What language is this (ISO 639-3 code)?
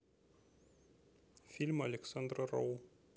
rus